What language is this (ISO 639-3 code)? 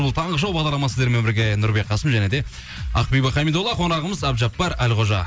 kaz